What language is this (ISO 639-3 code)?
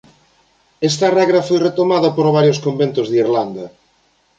glg